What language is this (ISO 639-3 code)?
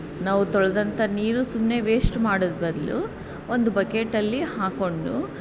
kan